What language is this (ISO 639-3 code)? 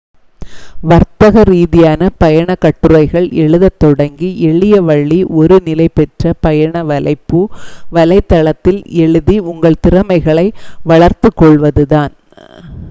tam